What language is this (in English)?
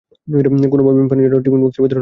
Bangla